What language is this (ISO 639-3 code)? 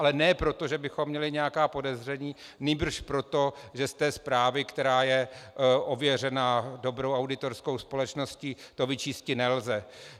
ces